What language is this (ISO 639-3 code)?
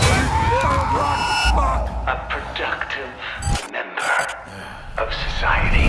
eng